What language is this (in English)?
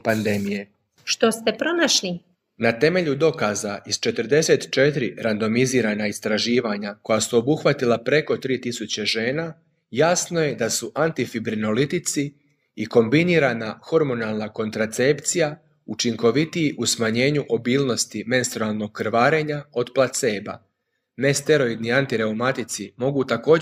Croatian